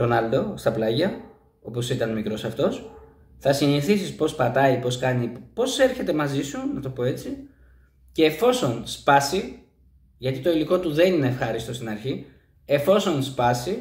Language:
Greek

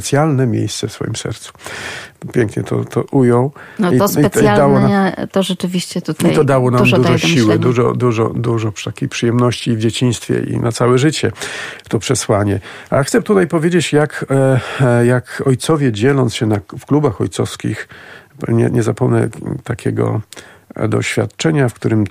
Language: Polish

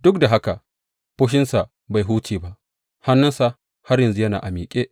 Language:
Hausa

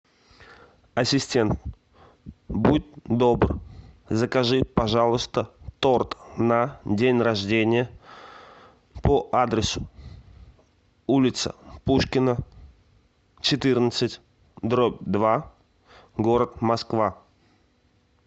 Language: Russian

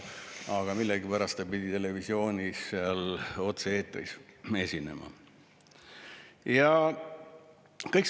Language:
Estonian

